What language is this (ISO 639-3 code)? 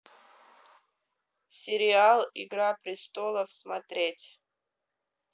rus